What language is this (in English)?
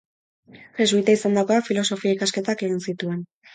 Basque